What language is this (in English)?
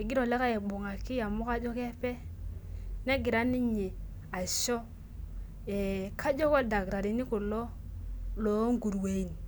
Masai